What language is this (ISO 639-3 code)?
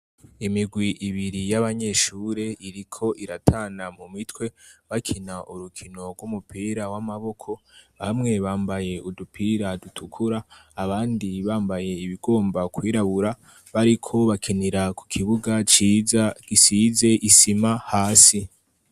run